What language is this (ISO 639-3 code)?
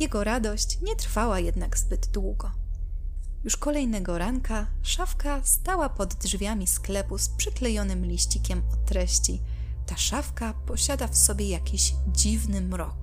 pol